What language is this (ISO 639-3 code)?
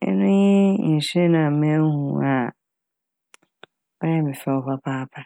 aka